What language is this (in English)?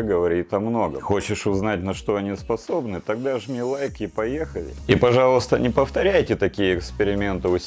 Russian